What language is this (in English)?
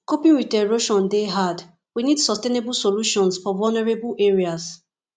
Nigerian Pidgin